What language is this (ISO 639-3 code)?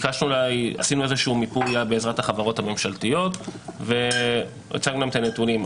heb